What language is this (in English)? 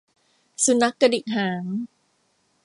Thai